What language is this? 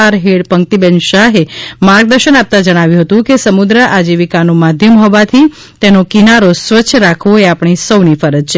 Gujarati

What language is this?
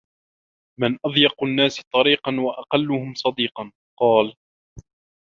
Arabic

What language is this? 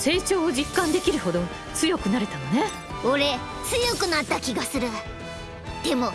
Japanese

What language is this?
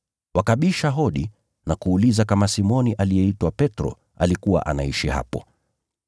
Swahili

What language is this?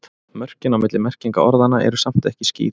Icelandic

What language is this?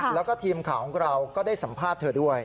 Thai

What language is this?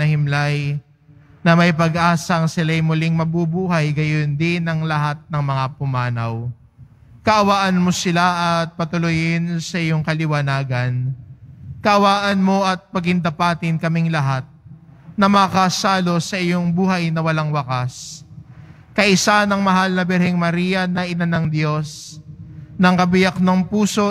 Filipino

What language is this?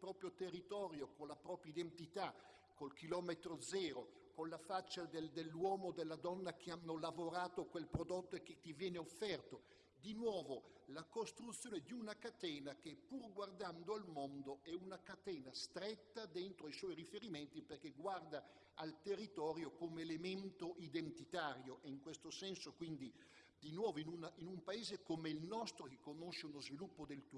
Italian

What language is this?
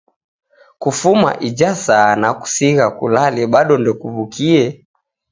Taita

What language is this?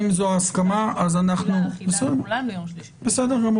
Hebrew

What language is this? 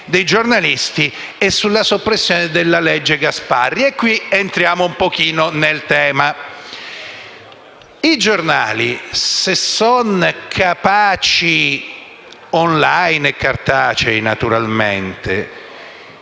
Italian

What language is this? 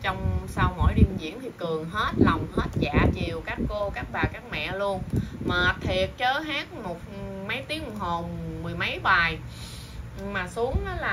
Vietnamese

